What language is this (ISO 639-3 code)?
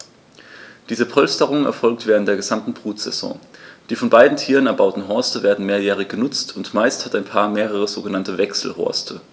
deu